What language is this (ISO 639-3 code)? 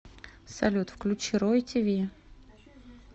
rus